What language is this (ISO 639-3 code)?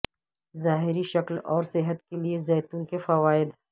urd